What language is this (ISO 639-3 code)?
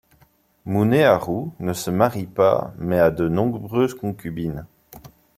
fra